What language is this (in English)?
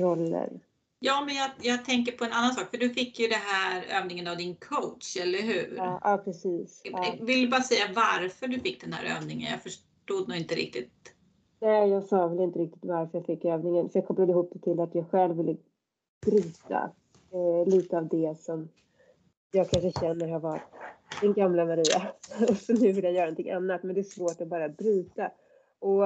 Swedish